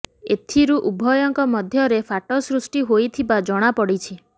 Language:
Odia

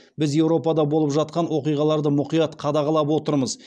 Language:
Kazakh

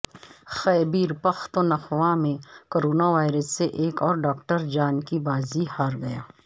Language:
Urdu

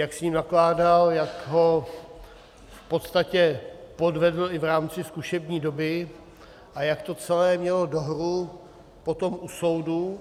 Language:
Czech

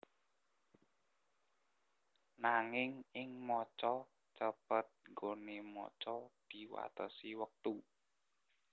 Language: Javanese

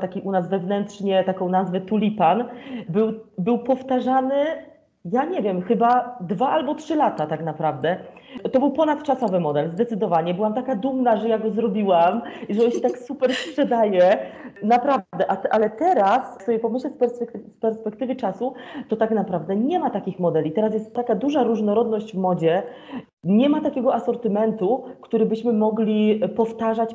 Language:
Polish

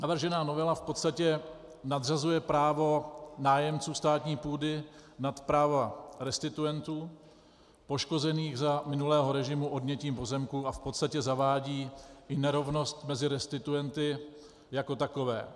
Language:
Czech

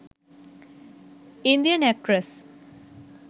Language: Sinhala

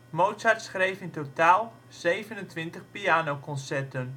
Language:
Dutch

